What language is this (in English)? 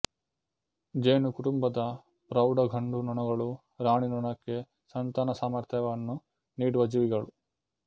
Kannada